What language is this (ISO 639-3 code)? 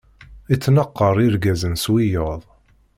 kab